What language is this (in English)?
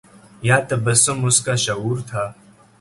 Urdu